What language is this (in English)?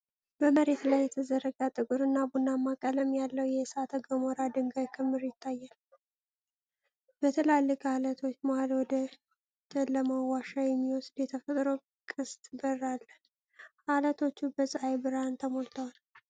Amharic